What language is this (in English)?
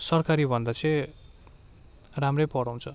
Nepali